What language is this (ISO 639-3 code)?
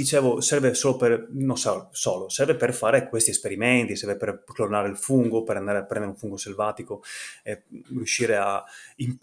ita